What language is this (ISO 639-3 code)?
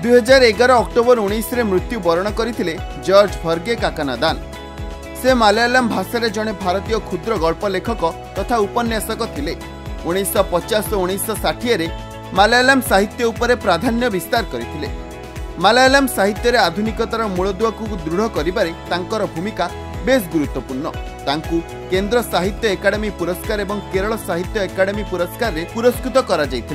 hin